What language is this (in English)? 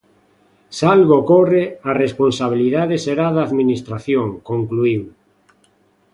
Galician